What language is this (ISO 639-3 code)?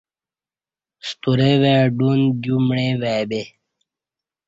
bsh